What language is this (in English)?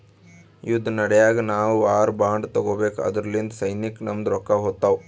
Kannada